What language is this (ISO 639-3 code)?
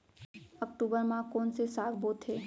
hne